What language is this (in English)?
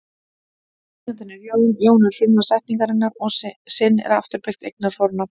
Icelandic